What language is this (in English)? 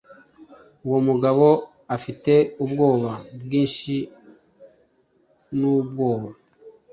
Kinyarwanda